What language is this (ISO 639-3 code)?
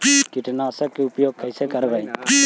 mag